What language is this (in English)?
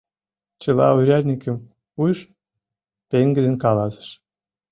Mari